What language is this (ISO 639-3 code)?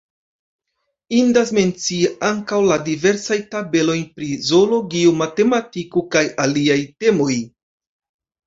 epo